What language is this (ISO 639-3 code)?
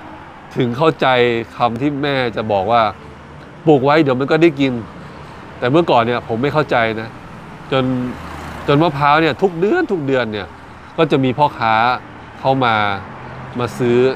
tha